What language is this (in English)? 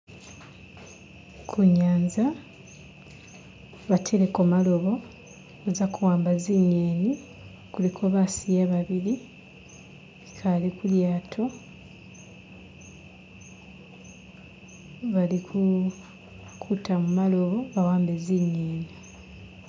Masaaba